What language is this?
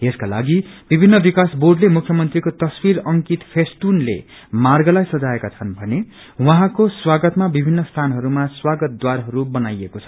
Nepali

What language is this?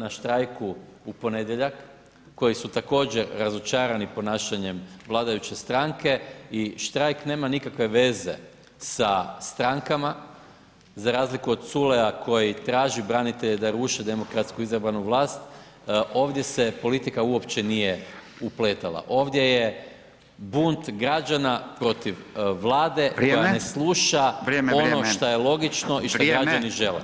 Croatian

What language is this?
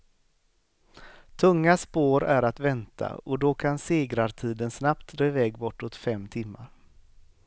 Swedish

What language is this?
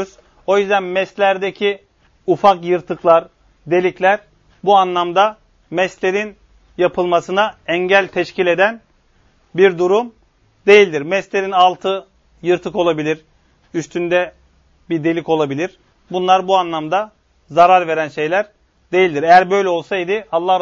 Turkish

